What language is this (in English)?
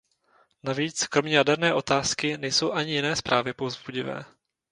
Czech